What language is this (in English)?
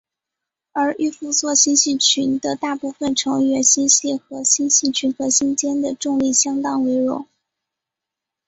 Chinese